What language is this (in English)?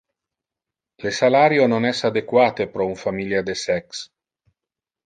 Interlingua